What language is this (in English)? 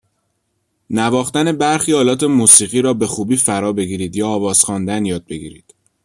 Persian